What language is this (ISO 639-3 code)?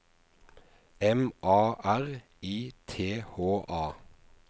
nor